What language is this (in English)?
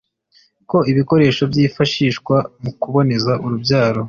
Kinyarwanda